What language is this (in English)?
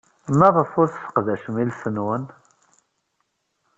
Kabyle